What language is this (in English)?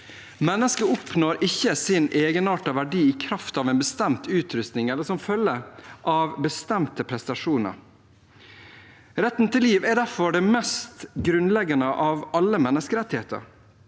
Norwegian